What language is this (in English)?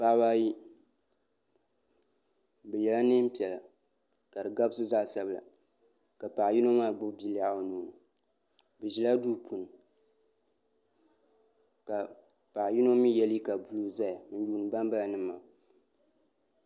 Dagbani